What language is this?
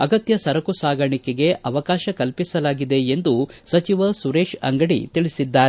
Kannada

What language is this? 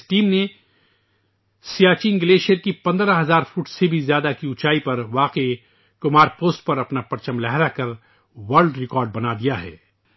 Urdu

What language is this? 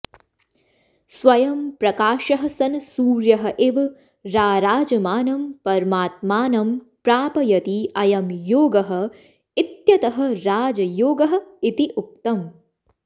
Sanskrit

